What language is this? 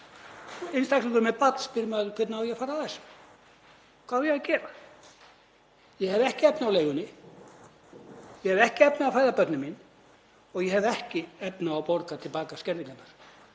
Icelandic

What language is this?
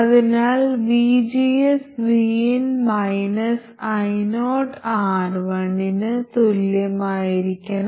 Malayalam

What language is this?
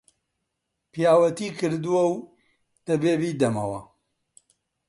Central Kurdish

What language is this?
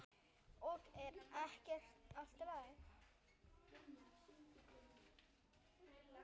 Icelandic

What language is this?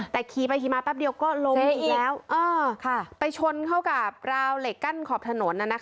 Thai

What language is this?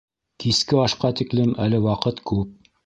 Bashkir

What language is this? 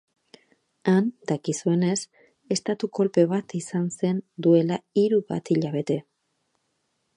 Basque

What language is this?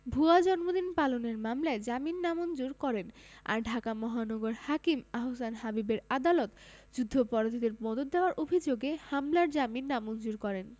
Bangla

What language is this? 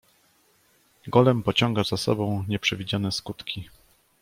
Polish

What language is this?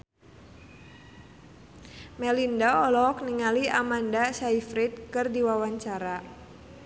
Sundanese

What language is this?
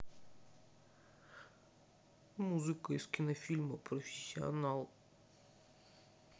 Russian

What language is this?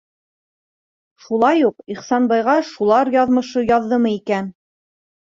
Bashkir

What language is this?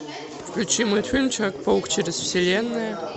Russian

